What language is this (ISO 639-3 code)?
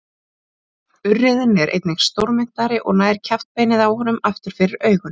isl